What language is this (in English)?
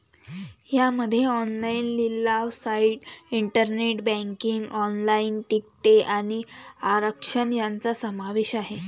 Marathi